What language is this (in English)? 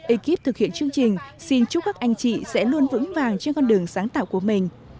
Vietnamese